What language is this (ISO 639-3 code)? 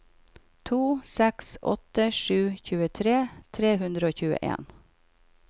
nor